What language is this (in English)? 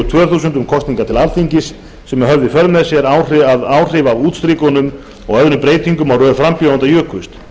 Icelandic